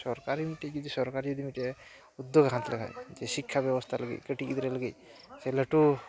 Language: Santali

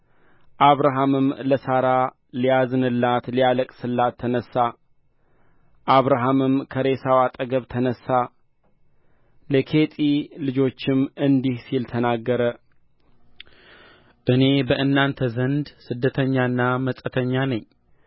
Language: Amharic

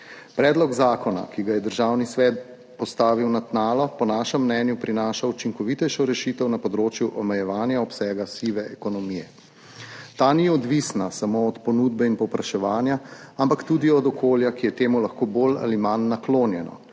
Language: Slovenian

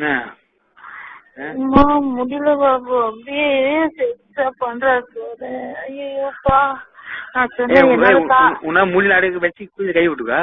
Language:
Tamil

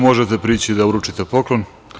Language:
Serbian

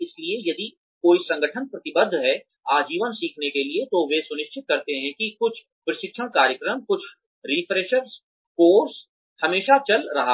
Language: Hindi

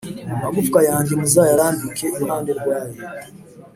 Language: Kinyarwanda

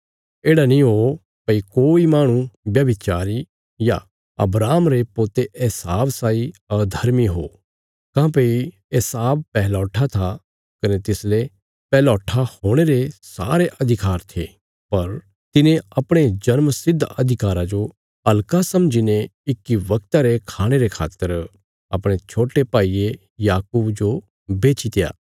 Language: Bilaspuri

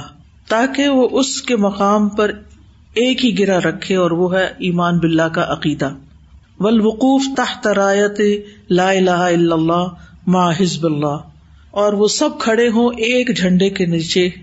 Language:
Urdu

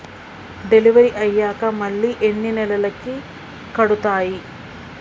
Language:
Telugu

